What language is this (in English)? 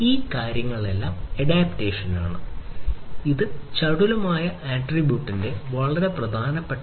Malayalam